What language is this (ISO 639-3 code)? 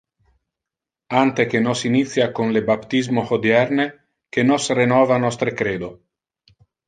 ina